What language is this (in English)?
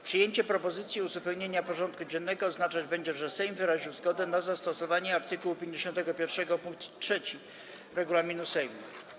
Polish